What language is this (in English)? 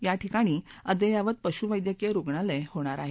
Marathi